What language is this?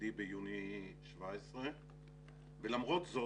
Hebrew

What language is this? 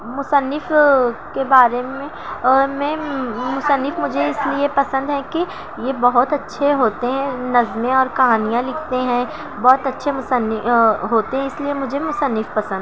Urdu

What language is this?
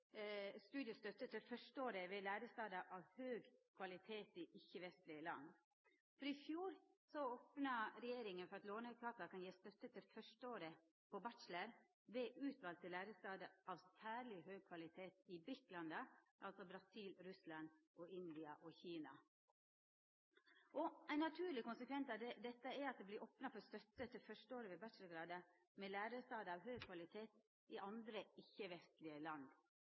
Norwegian Nynorsk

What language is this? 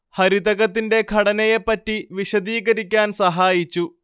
Malayalam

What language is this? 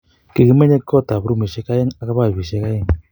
Kalenjin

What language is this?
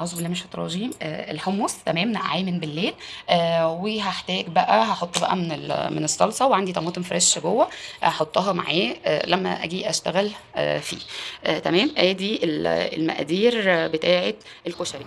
Arabic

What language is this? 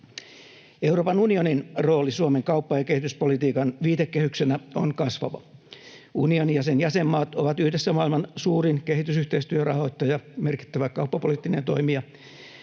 Finnish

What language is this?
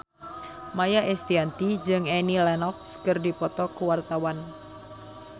Sundanese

